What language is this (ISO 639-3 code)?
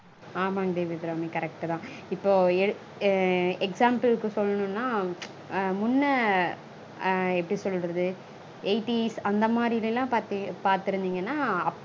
tam